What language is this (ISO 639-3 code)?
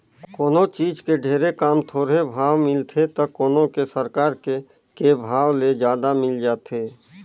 hne